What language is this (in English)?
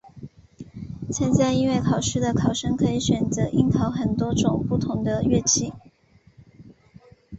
Chinese